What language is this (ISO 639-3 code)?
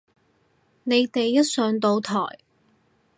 yue